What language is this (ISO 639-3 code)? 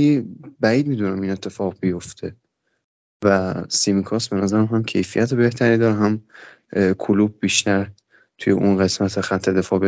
fas